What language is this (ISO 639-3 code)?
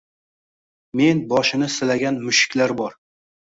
uzb